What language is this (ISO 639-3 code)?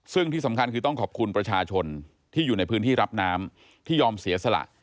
tha